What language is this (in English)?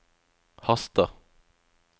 Norwegian